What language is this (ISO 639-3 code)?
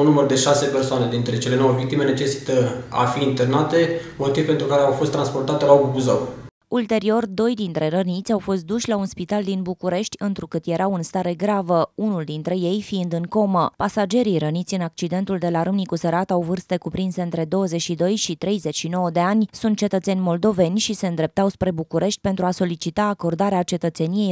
ron